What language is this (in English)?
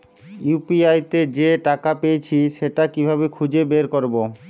Bangla